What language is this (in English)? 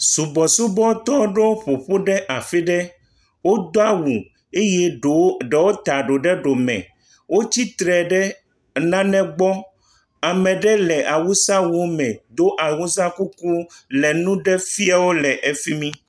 Ewe